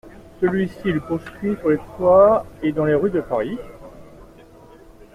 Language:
French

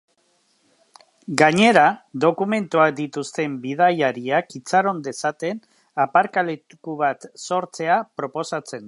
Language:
Basque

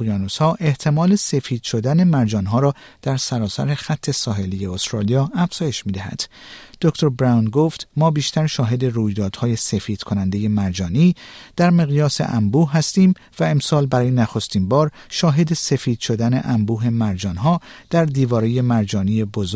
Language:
Persian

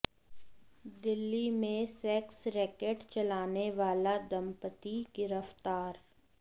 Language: Hindi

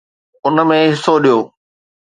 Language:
Sindhi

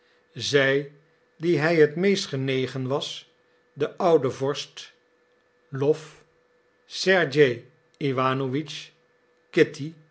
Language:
Dutch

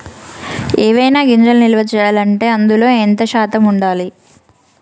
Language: Telugu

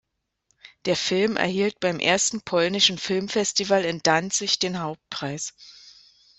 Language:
German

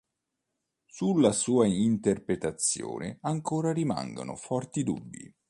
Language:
Italian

